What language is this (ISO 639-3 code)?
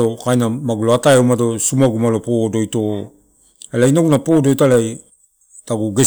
ttu